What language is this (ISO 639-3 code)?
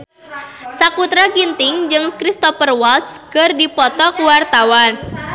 sun